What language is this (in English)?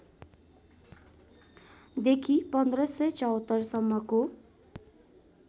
Nepali